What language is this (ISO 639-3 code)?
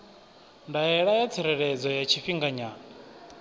ven